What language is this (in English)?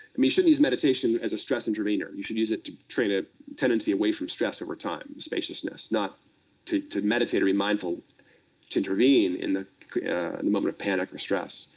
English